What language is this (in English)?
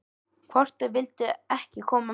Icelandic